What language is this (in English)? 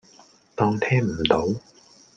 Cantonese